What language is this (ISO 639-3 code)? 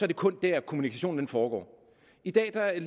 dan